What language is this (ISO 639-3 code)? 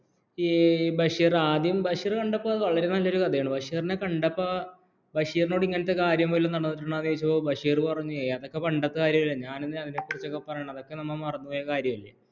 mal